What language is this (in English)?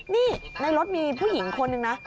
Thai